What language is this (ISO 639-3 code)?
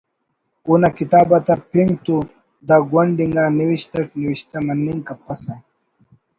brh